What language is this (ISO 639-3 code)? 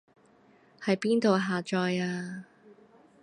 yue